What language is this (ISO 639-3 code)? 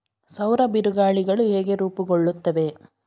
kan